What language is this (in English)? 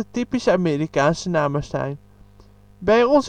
Dutch